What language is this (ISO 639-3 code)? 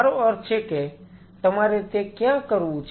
guj